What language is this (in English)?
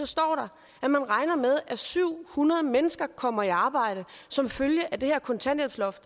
Danish